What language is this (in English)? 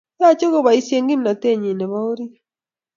Kalenjin